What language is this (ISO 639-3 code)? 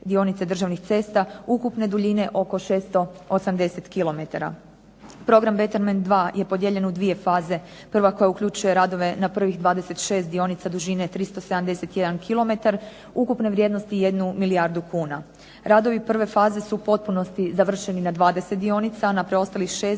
hrv